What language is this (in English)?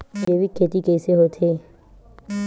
Chhattisgarhi